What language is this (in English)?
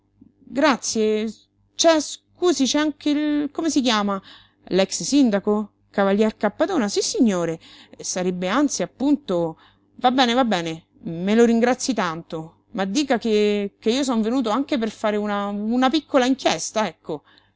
Italian